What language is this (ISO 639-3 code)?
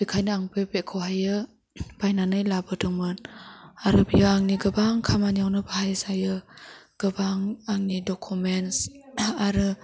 brx